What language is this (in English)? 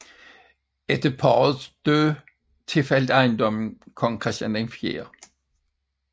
Danish